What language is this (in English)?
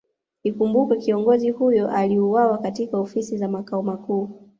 Swahili